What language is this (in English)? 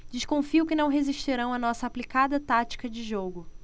Portuguese